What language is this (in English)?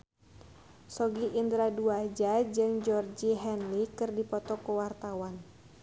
Sundanese